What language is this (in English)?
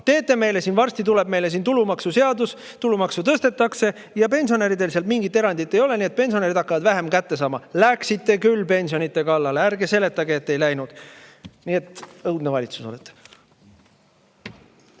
Estonian